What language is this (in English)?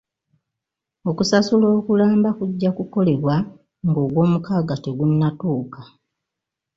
Ganda